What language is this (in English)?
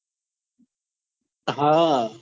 Gujarati